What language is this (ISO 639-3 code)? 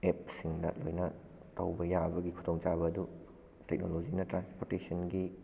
mni